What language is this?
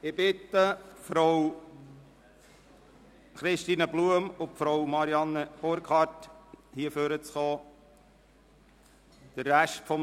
Swiss German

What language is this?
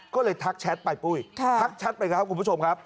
Thai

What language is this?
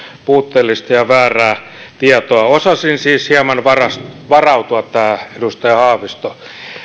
Finnish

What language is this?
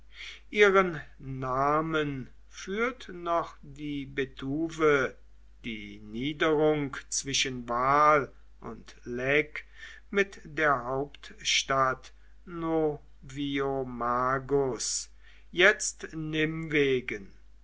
German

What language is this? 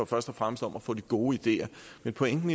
Danish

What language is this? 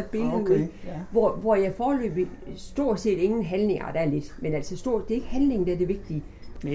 Danish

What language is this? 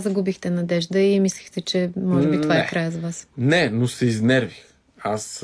Bulgarian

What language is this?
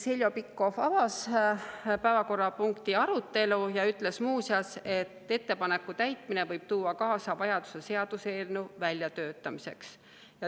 Estonian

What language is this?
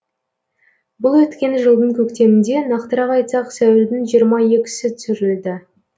Kazakh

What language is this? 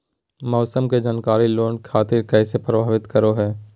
Magahi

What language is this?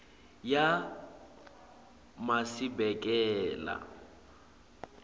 Swati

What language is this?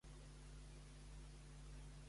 Catalan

